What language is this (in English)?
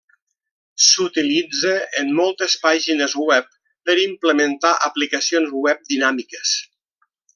Catalan